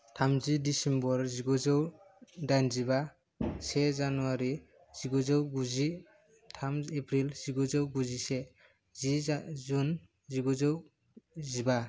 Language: Bodo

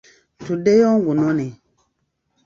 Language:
Ganda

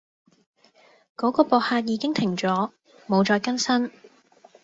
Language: Cantonese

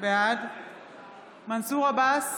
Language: Hebrew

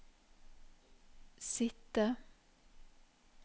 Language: Norwegian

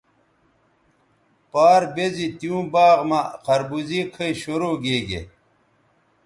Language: Bateri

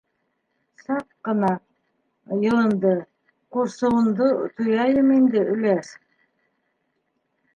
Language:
Bashkir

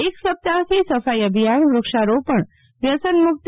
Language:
Gujarati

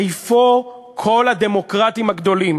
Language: Hebrew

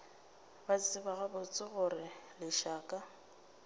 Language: Northern Sotho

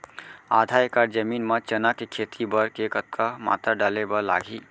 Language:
Chhattisgarhi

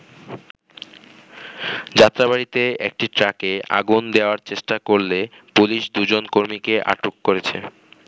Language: Bangla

